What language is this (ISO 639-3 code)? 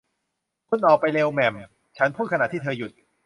tha